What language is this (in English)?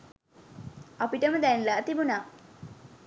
Sinhala